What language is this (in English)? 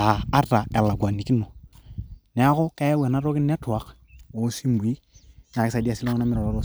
Masai